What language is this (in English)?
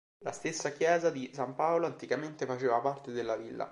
Italian